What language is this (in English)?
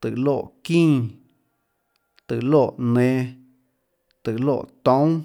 Tlacoatzintepec Chinantec